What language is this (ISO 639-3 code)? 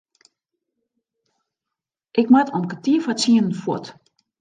fry